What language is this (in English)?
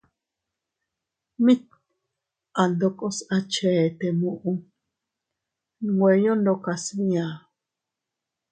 Teutila Cuicatec